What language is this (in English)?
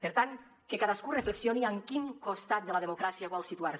Catalan